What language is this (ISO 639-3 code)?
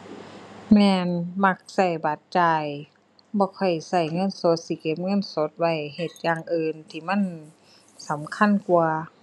tha